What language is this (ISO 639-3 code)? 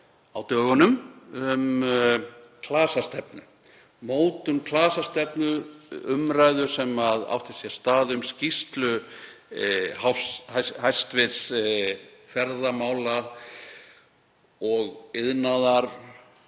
isl